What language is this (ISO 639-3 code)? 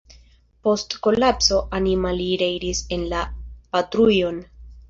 epo